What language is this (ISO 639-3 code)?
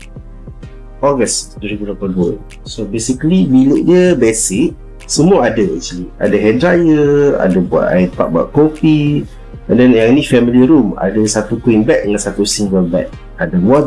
msa